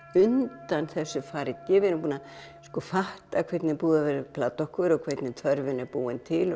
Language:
Icelandic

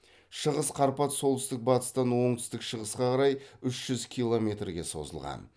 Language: Kazakh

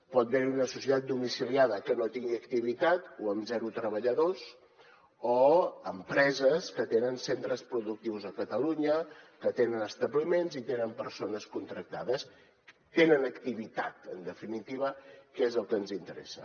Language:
Catalan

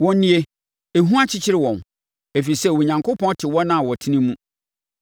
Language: Akan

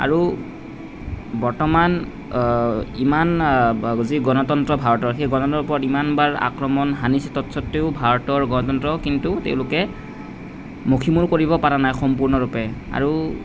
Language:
Assamese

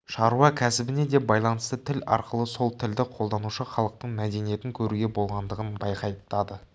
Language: Kazakh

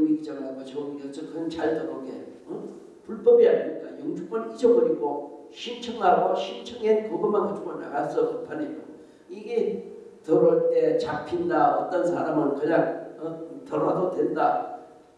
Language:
Korean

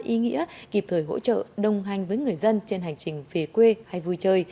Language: Vietnamese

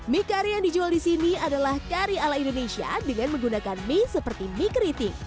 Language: Indonesian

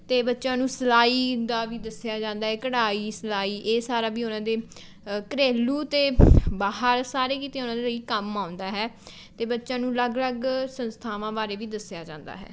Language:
Punjabi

